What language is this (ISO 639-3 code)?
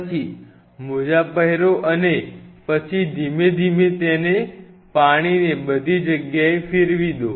guj